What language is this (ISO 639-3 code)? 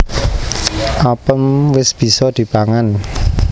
jav